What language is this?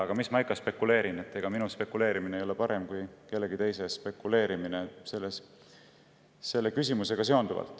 Estonian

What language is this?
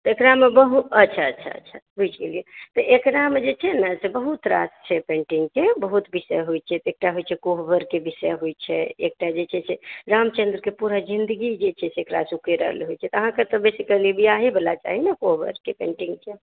Maithili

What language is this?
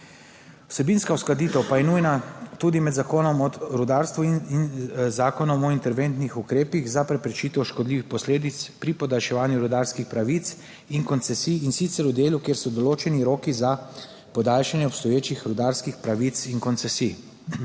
Slovenian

